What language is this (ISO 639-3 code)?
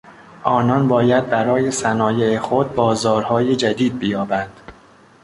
fas